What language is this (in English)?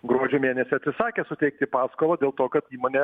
Lithuanian